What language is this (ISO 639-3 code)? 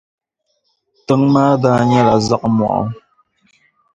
dag